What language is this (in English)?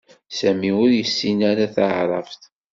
Kabyle